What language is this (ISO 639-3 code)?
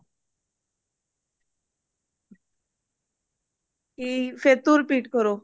pan